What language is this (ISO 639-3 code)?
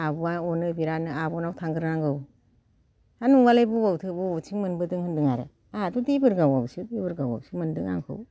brx